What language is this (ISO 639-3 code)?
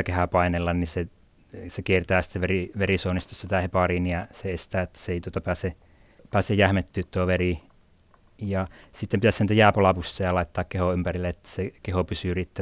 fin